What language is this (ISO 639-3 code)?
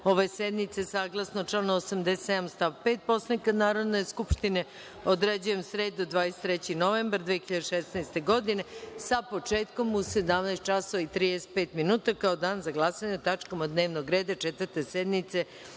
srp